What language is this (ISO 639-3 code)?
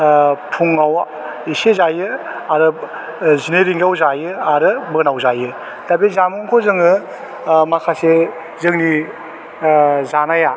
brx